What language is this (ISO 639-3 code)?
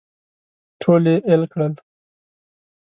pus